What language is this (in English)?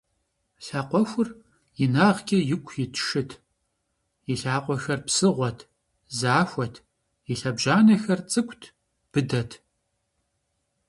Kabardian